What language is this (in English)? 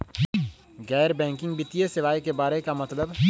Magahi